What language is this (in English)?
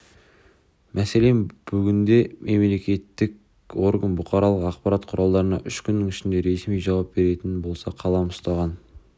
Kazakh